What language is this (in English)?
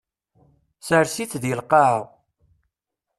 Kabyle